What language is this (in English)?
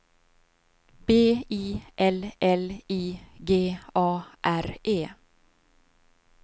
Swedish